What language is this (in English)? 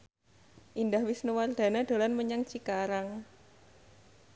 Javanese